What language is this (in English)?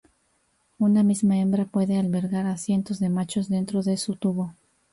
Spanish